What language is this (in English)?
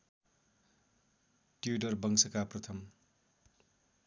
Nepali